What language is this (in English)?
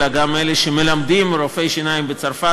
Hebrew